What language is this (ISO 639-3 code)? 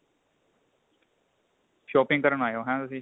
pan